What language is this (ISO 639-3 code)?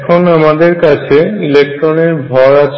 ben